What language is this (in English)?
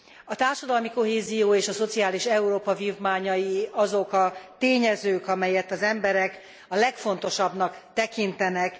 Hungarian